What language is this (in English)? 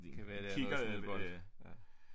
Danish